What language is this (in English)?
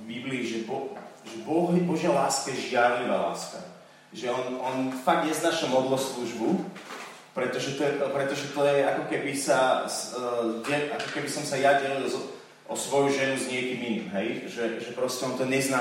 Slovak